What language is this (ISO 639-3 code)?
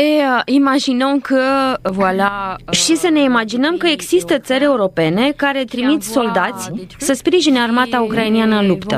ron